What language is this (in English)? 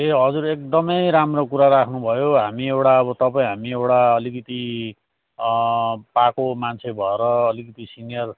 Nepali